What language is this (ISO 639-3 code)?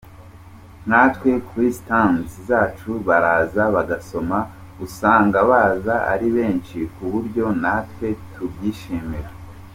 kin